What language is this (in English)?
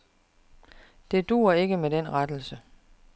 Danish